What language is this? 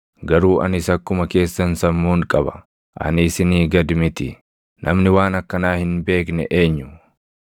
Oromo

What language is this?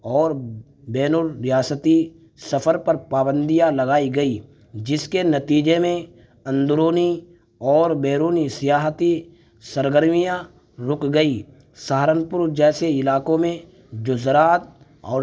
Urdu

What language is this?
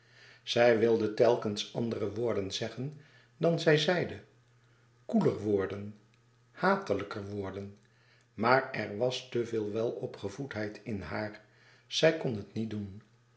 Dutch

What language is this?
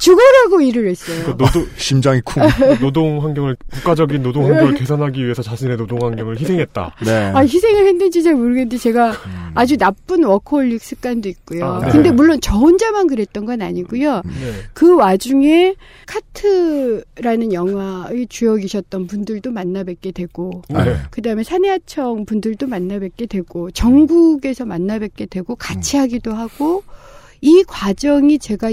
Korean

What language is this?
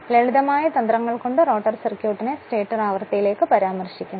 Malayalam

